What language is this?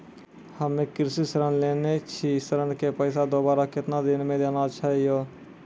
Maithili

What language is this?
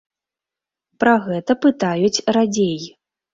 Belarusian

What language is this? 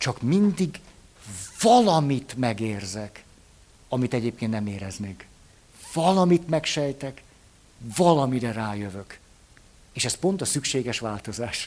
Hungarian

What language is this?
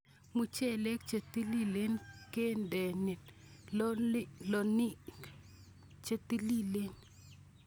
Kalenjin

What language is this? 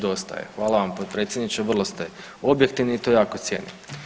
Croatian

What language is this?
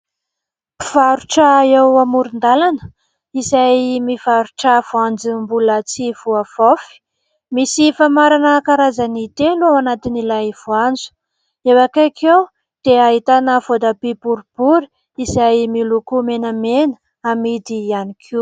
Malagasy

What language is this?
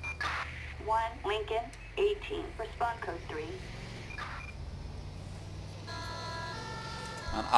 Dutch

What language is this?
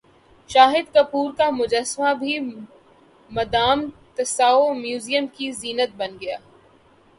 Urdu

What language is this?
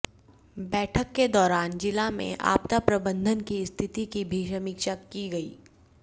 Hindi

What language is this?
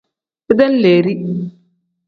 Tem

